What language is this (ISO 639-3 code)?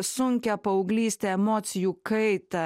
lit